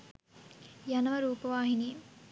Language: Sinhala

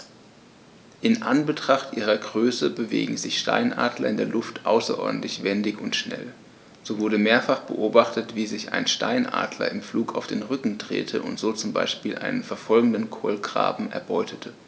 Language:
German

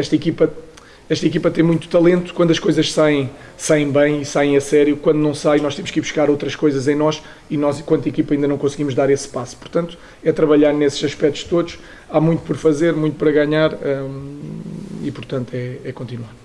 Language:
Portuguese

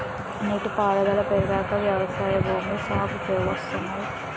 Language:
Telugu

